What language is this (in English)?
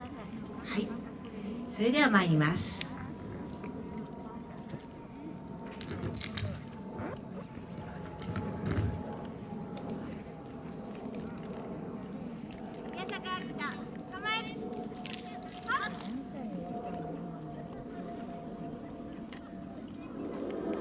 Japanese